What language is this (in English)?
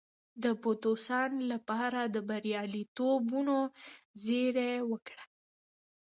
Pashto